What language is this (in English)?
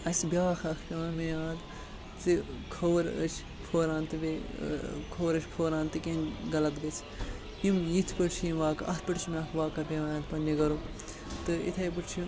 Kashmiri